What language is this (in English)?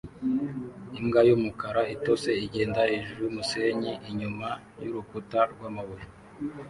Kinyarwanda